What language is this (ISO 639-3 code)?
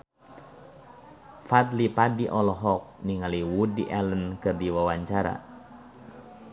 sun